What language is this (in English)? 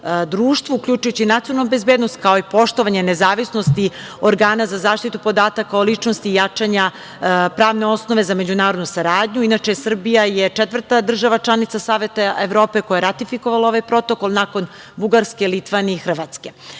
Serbian